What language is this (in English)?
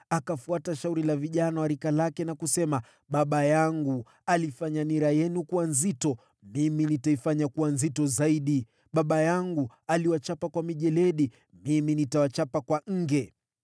Swahili